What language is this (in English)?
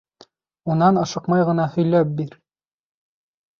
Bashkir